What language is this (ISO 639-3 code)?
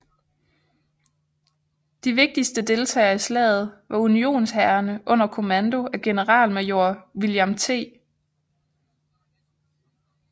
dan